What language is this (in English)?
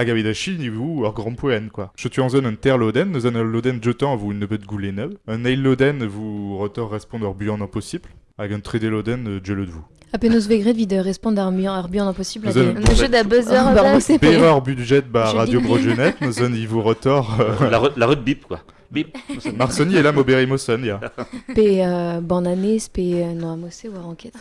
French